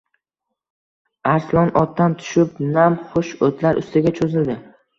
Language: Uzbek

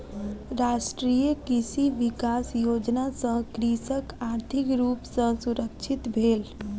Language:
Maithili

